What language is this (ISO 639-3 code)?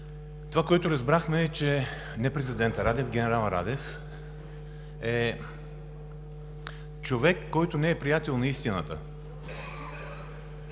bul